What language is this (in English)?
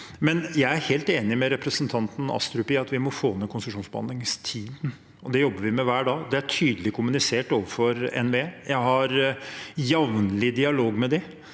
Norwegian